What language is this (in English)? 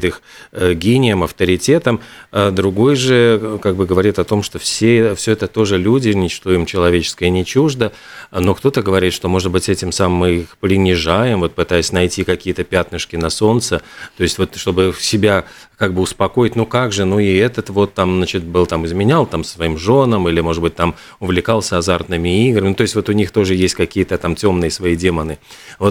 Russian